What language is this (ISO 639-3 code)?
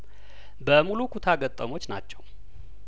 amh